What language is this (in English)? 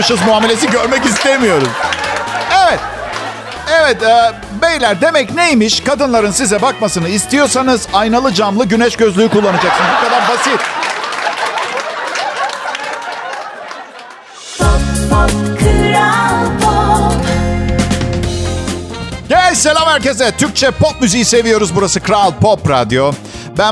Turkish